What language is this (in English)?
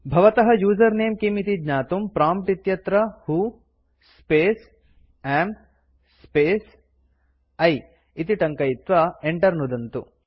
Sanskrit